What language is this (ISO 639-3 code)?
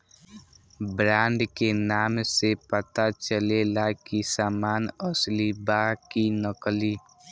bho